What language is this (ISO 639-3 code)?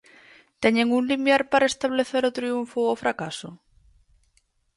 glg